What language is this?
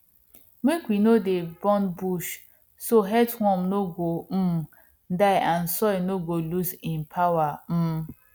Nigerian Pidgin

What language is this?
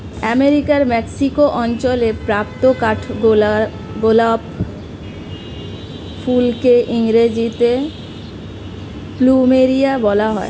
Bangla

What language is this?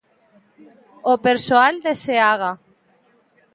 Galician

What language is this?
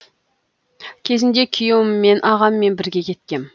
Kazakh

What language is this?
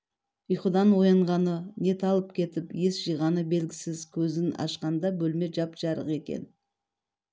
Kazakh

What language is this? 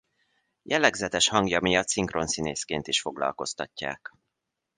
Hungarian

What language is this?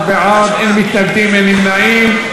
Hebrew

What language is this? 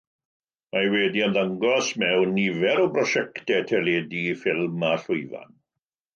Welsh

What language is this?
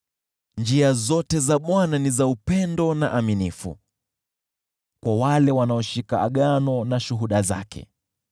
Swahili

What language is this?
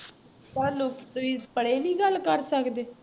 Punjabi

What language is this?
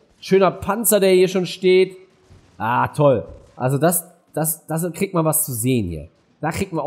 German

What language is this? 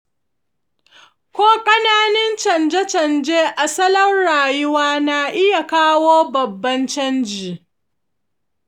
Hausa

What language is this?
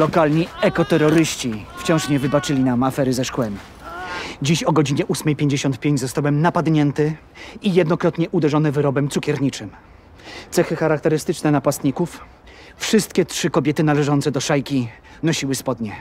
Polish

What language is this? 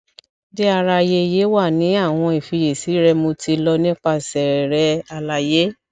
Yoruba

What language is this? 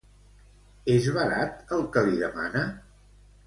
Catalan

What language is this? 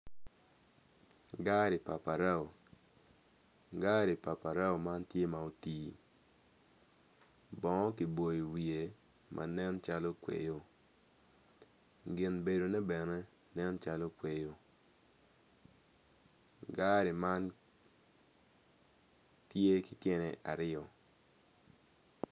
Acoli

